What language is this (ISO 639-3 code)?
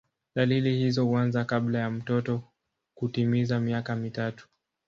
swa